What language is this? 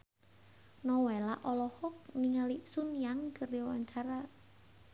Sundanese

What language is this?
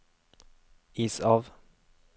Norwegian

